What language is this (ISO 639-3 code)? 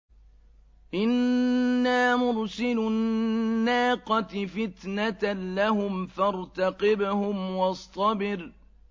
ara